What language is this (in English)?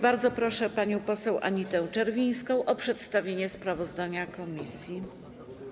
Polish